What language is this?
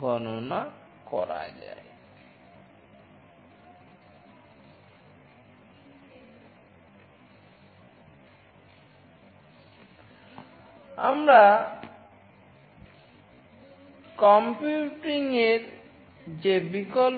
Bangla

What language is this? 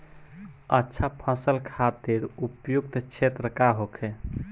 Bhojpuri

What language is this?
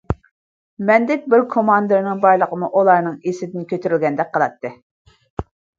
Uyghur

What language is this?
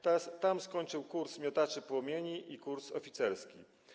Polish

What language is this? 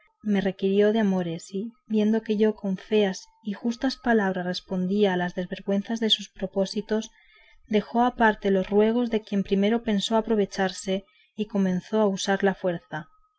Spanish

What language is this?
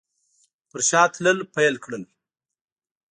Pashto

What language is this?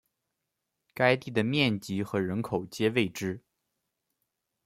Chinese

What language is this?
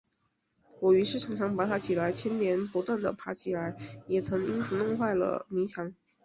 Chinese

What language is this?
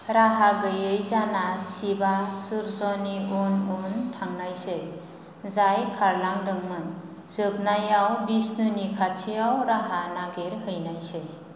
Bodo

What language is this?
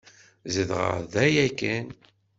Kabyle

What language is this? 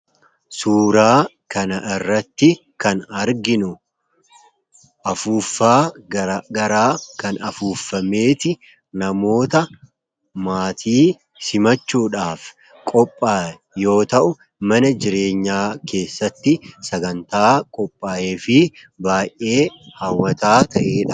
Oromo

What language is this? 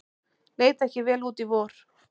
Icelandic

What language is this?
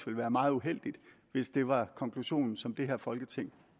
Danish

